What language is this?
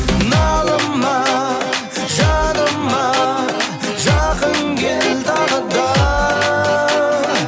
Kazakh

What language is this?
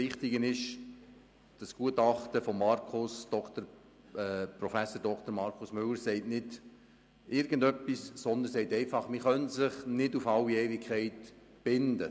Swiss German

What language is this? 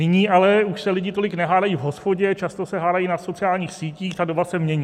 Czech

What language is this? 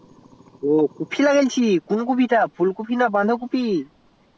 Bangla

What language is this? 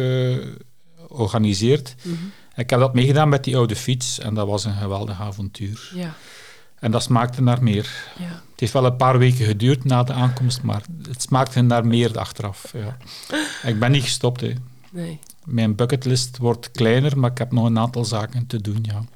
Dutch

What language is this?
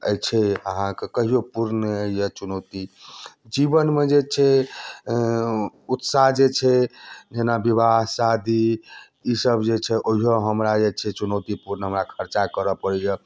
Maithili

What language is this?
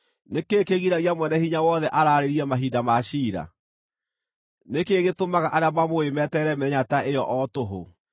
Kikuyu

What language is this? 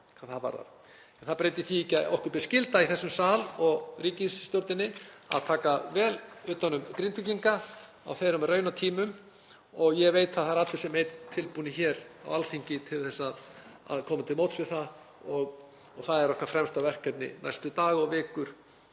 Icelandic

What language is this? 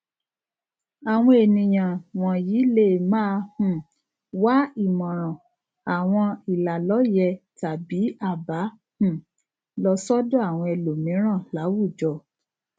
Yoruba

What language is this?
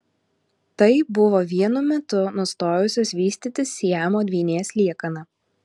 Lithuanian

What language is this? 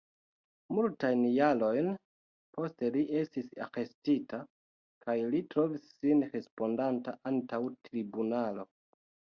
Esperanto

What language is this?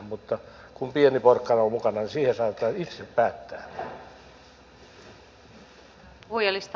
Finnish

